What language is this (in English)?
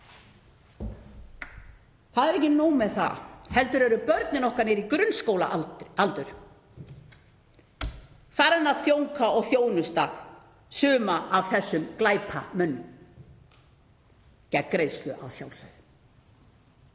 Icelandic